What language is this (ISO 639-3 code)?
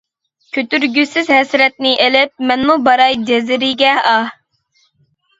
uig